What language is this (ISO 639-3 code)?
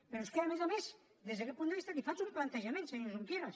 cat